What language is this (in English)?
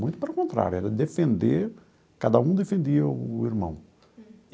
Portuguese